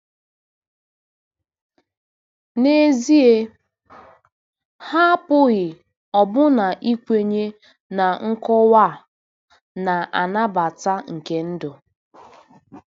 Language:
Igbo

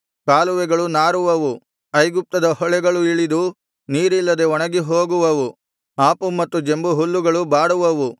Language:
Kannada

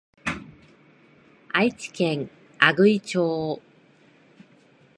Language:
Japanese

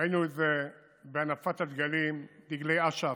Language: Hebrew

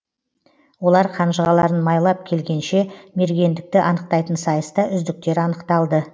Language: Kazakh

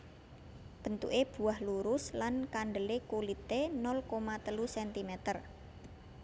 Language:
Javanese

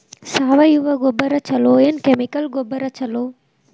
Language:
Kannada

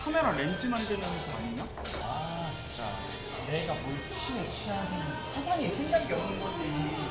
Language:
Korean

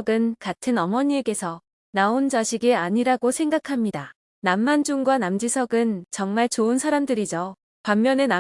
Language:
Korean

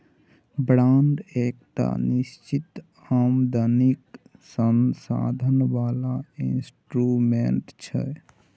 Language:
Maithili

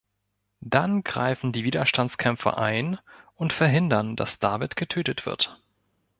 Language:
German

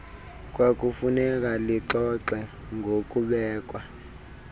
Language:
Xhosa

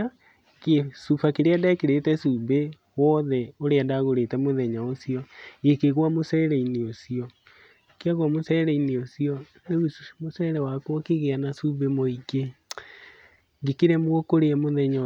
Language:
Kikuyu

